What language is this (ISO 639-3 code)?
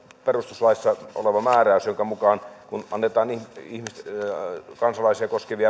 fin